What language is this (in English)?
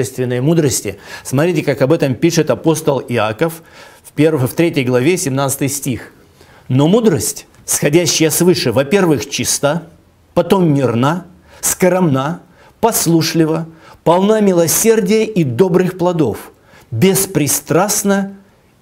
Russian